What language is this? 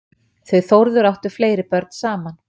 Icelandic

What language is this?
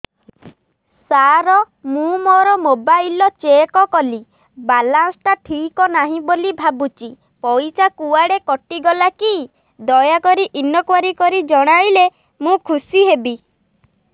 Odia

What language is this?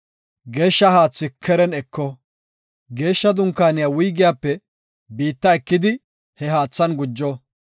Gofa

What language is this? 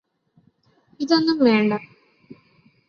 Malayalam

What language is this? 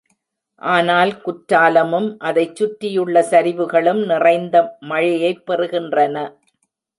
Tamil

